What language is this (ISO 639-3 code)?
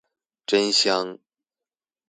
zho